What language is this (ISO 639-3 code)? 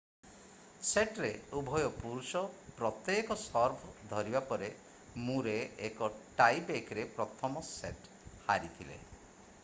ori